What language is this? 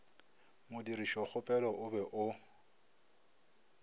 Northern Sotho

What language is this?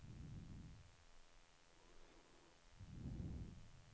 Swedish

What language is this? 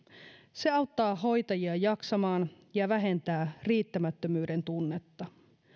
Finnish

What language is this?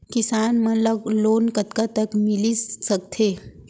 Chhattisgarhi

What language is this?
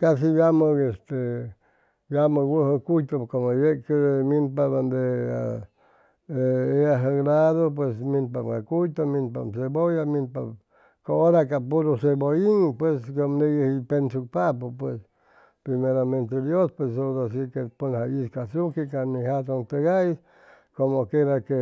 Chimalapa Zoque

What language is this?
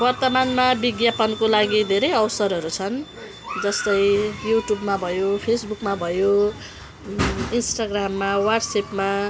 Nepali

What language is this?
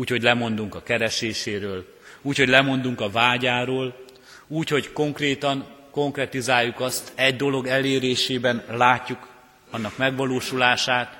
Hungarian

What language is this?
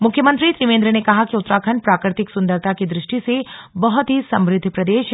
Hindi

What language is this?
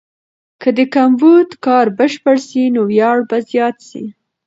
Pashto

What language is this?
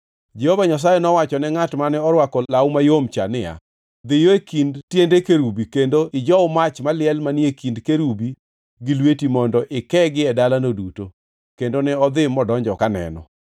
Luo (Kenya and Tanzania)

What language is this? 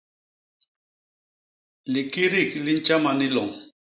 Basaa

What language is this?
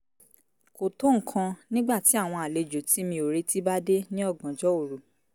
Yoruba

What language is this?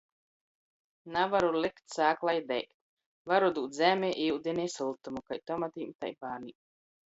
Latgalian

